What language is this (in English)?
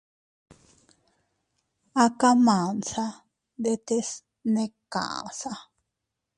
Teutila Cuicatec